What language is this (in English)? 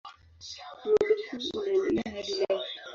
Swahili